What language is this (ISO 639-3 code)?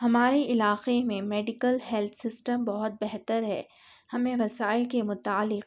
urd